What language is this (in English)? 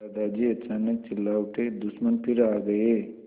Hindi